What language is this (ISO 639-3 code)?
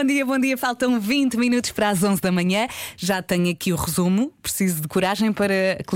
por